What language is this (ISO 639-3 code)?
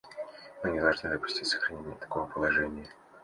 rus